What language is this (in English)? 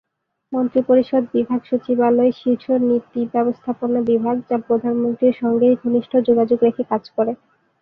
Bangla